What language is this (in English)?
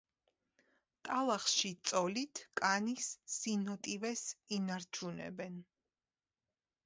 Georgian